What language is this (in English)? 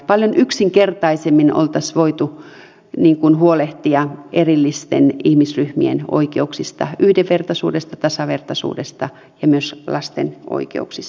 Finnish